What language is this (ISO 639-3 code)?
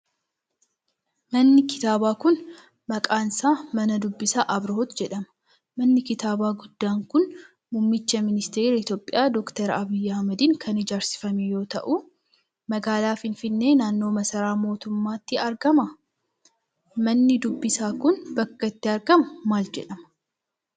orm